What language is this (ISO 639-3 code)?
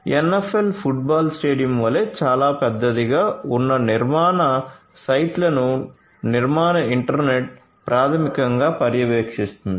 tel